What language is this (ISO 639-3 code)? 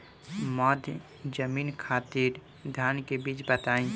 bho